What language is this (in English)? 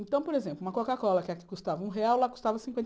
Portuguese